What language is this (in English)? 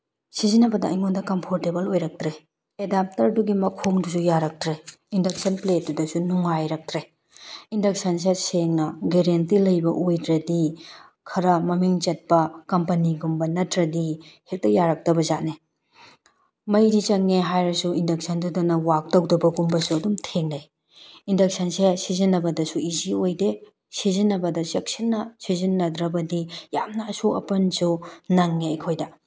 Manipuri